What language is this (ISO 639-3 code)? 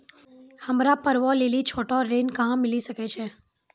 mai